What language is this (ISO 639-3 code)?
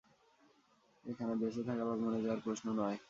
ben